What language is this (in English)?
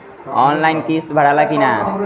Bhojpuri